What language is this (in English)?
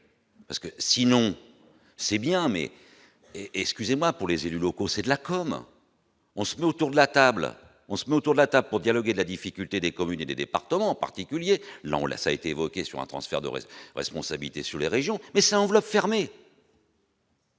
French